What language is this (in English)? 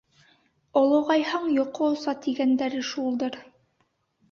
Bashkir